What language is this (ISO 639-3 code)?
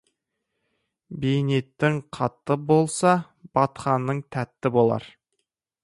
kaz